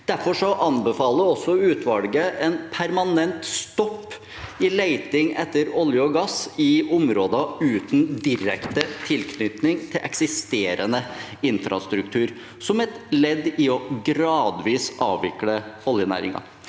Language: Norwegian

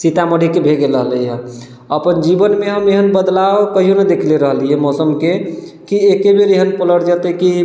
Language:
Maithili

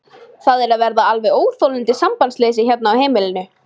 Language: Icelandic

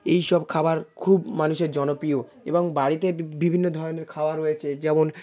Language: Bangla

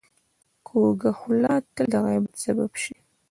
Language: Pashto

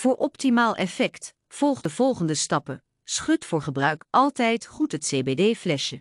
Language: Dutch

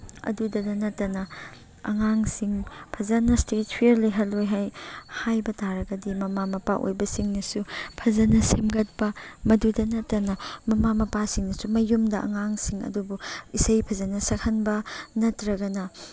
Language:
Manipuri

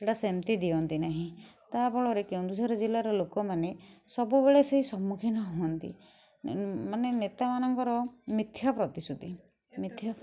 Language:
Odia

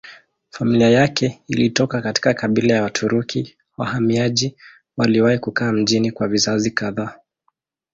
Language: Swahili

